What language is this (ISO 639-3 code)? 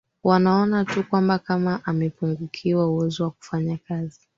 swa